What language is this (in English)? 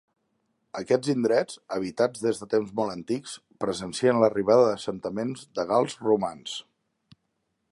Catalan